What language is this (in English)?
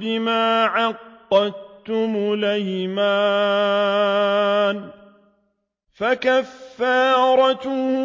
Arabic